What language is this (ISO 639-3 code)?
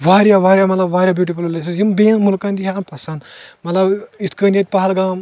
kas